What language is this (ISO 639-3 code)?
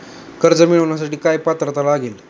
mar